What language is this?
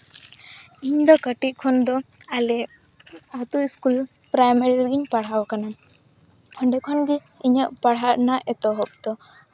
Santali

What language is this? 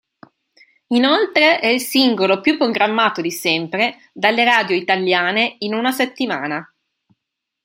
Italian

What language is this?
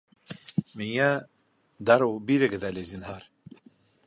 Bashkir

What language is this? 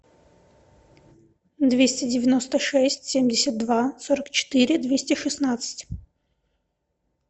Russian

